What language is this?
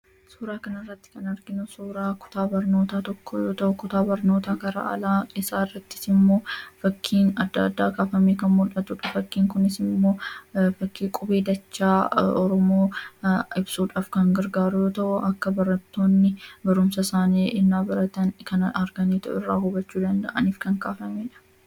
Oromo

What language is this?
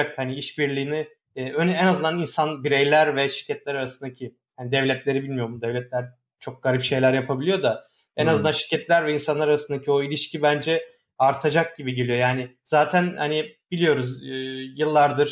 Turkish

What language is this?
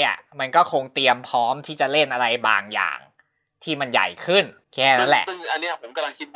Thai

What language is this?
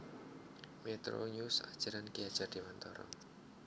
Javanese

